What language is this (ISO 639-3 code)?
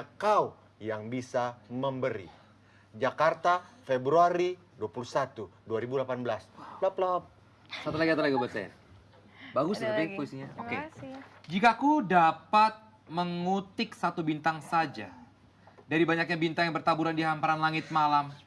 ind